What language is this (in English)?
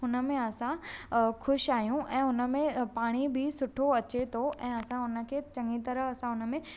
Sindhi